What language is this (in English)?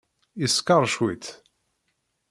Kabyle